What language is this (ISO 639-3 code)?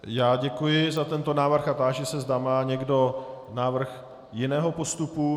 ces